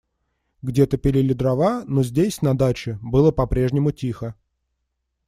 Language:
Russian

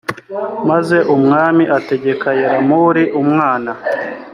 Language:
Kinyarwanda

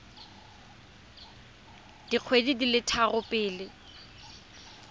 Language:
Tswana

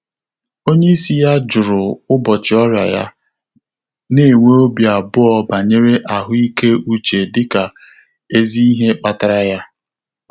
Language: Igbo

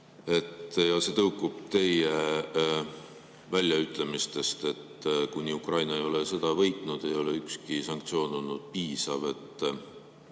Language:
Estonian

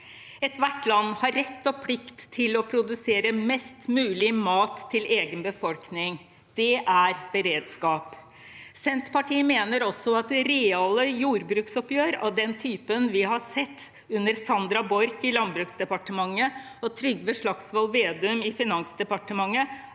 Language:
Norwegian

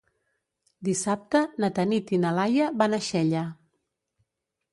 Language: Catalan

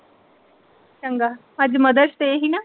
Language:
Punjabi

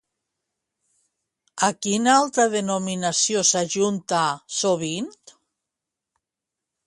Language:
Catalan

